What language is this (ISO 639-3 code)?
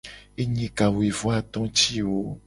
gej